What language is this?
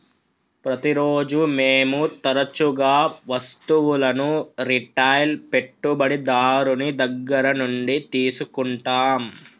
Telugu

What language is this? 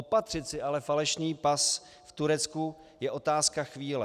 Czech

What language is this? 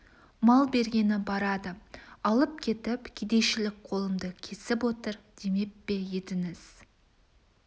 Kazakh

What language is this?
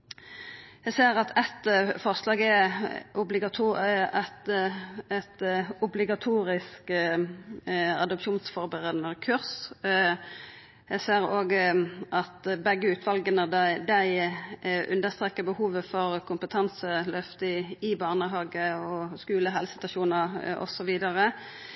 Norwegian Nynorsk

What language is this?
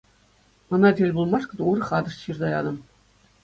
Chuvash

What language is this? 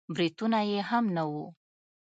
Pashto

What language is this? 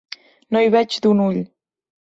Catalan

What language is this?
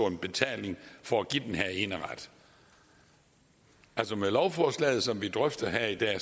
Danish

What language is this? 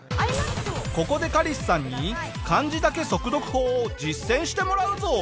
Japanese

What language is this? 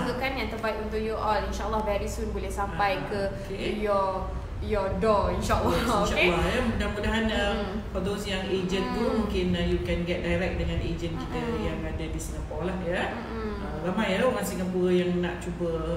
Malay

